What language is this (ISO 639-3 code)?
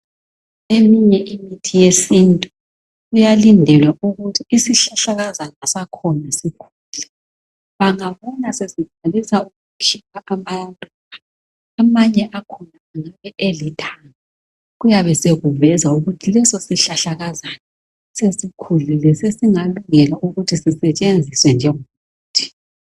nde